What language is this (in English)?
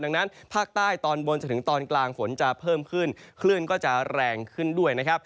Thai